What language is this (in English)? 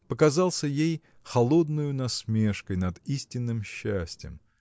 Russian